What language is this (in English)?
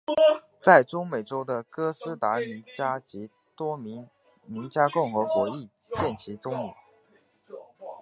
Chinese